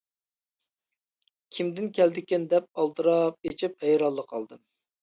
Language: Uyghur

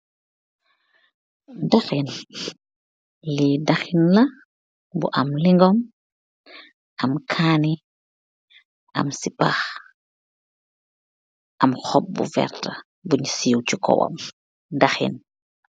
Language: Wolof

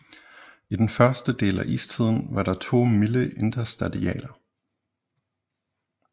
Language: Danish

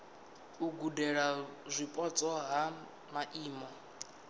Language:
Venda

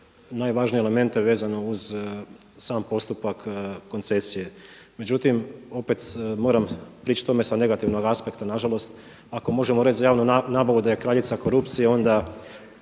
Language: Croatian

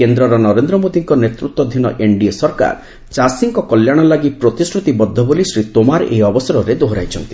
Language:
Odia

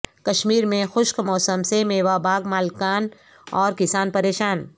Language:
Urdu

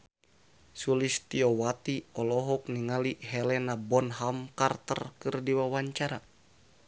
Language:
Sundanese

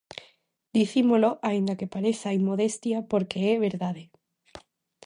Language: Galician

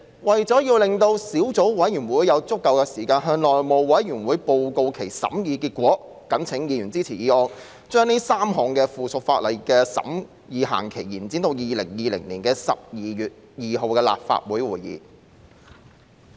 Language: Cantonese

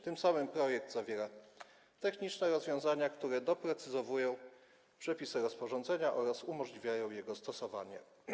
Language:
Polish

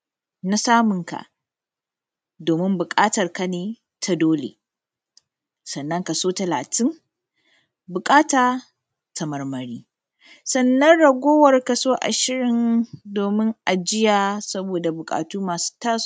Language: Hausa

